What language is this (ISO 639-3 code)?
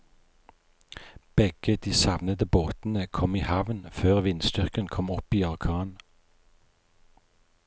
nor